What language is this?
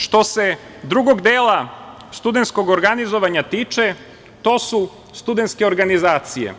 Serbian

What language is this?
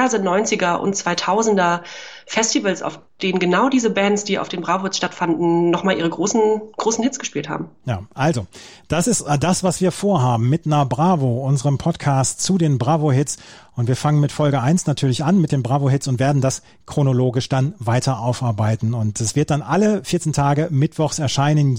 German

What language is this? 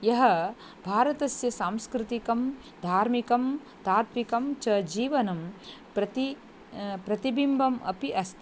Sanskrit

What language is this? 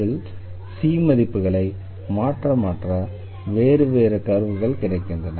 Tamil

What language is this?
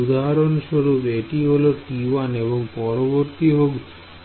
Bangla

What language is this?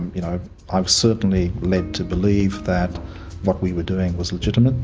English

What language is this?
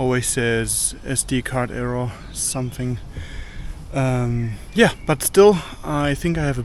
English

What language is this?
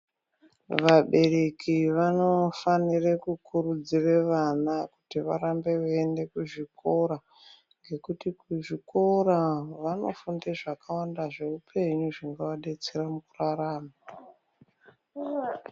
Ndau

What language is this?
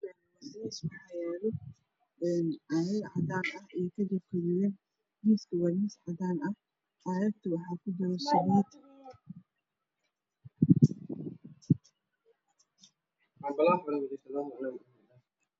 Somali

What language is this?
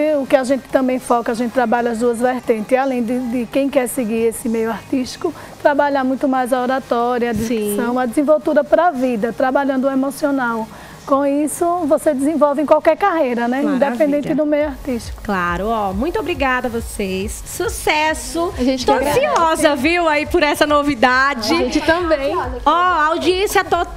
Portuguese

